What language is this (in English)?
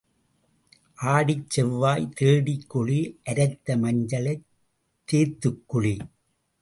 Tamil